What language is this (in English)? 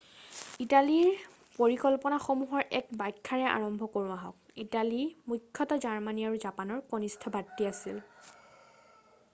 Assamese